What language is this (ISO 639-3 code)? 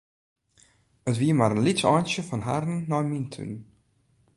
fry